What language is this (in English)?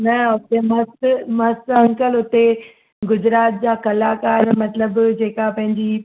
Sindhi